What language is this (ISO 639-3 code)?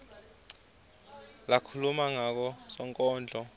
ssw